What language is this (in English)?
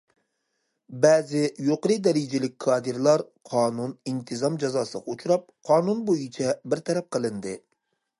Uyghur